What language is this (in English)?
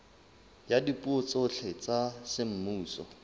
Southern Sotho